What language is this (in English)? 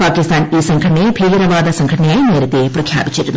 Malayalam